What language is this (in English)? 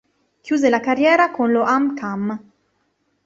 Italian